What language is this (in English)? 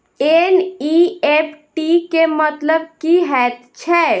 Maithili